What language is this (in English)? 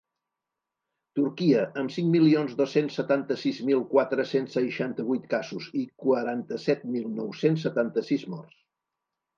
Catalan